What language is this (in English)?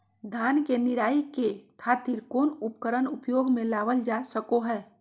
Magahi